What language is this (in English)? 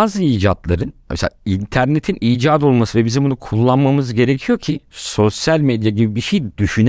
Turkish